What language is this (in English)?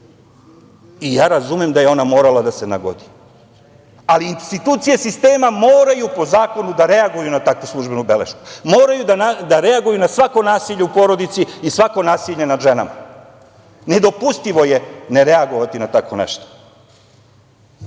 Serbian